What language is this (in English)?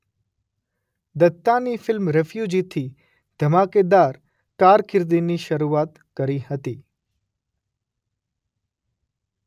Gujarati